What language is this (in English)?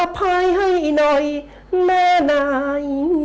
Thai